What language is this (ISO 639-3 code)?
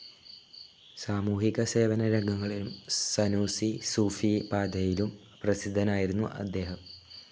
mal